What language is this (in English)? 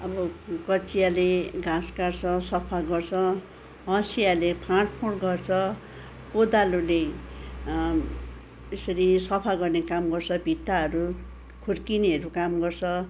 Nepali